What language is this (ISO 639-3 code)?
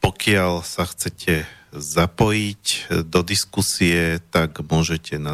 slk